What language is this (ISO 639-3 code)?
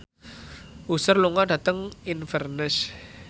jav